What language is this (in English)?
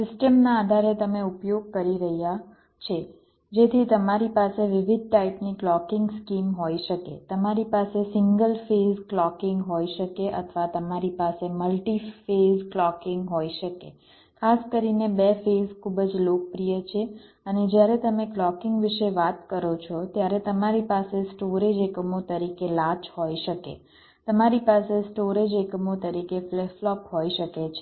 Gujarati